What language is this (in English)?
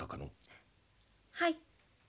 Japanese